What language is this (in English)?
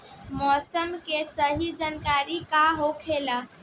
Bhojpuri